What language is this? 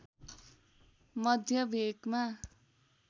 Nepali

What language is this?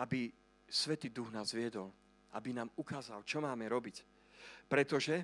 Slovak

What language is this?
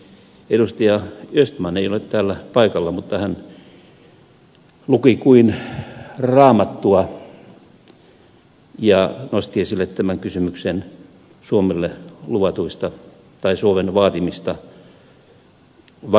Finnish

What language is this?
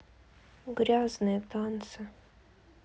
Russian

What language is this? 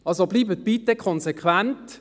Swiss German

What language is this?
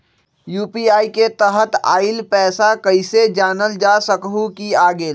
Magahi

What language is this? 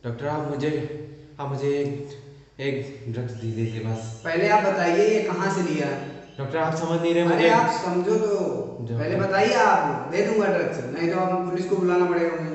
Hindi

